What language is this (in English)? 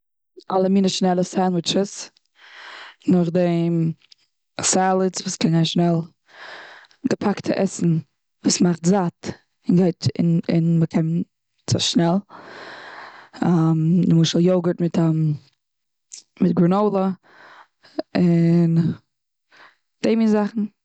Yiddish